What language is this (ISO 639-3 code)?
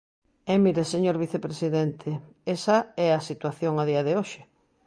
glg